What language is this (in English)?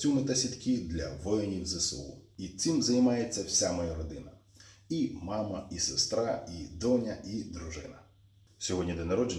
Ukrainian